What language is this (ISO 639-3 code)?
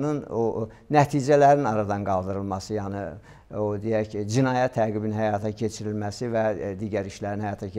tur